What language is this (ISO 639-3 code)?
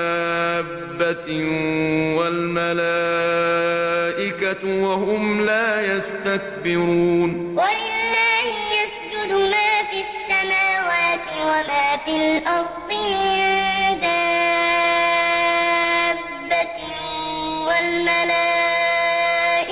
ara